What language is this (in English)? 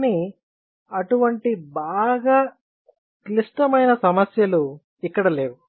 Telugu